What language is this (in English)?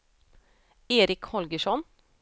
Swedish